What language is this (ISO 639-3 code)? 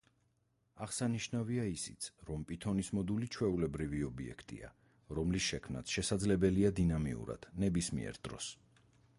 kat